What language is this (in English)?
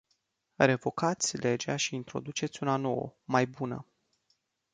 Romanian